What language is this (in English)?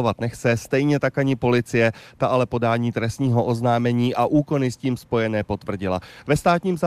Czech